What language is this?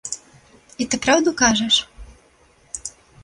Belarusian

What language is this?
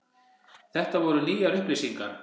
Icelandic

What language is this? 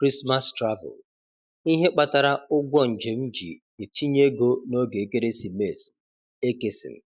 Igbo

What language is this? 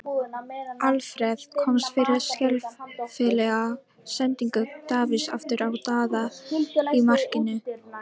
Icelandic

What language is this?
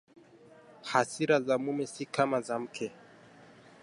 Swahili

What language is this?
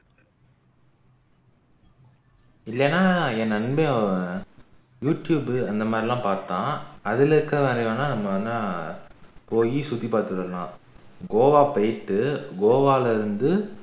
Tamil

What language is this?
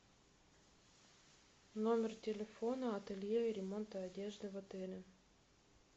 Russian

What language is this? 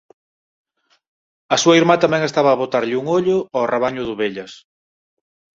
Galician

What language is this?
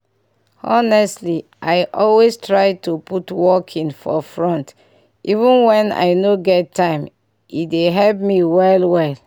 Nigerian Pidgin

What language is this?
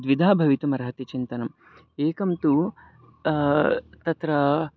Sanskrit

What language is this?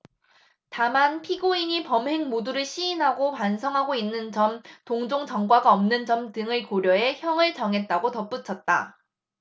Korean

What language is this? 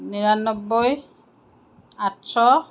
Assamese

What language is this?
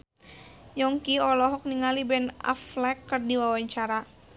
Sundanese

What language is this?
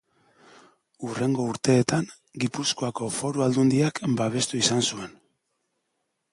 Basque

